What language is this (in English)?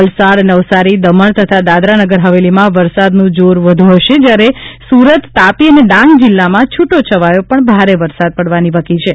Gujarati